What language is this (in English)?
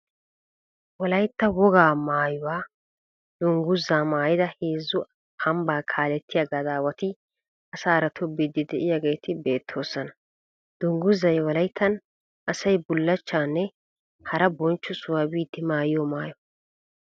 Wolaytta